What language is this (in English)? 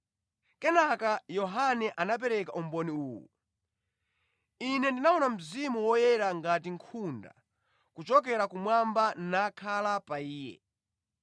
Nyanja